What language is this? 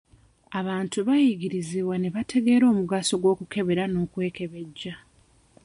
Ganda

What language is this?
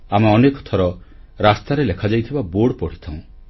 Odia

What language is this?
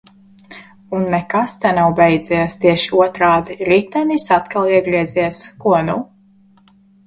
Latvian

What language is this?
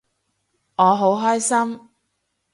Cantonese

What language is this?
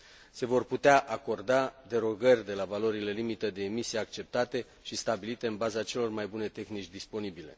Romanian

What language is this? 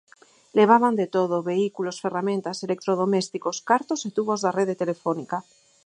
Galician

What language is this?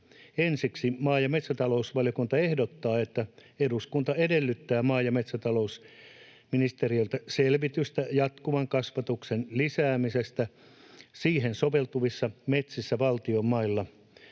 Finnish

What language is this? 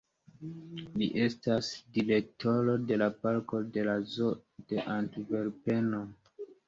Esperanto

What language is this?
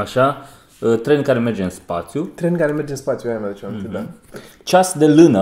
Romanian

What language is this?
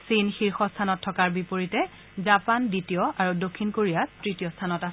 Assamese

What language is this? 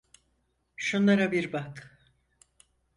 Turkish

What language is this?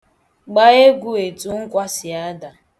Igbo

